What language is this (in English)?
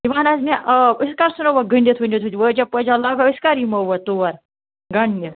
Kashmiri